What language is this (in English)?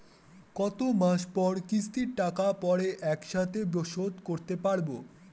Bangla